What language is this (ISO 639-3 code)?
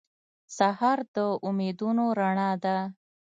pus